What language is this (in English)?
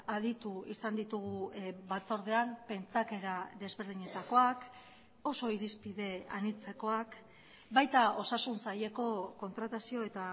Basque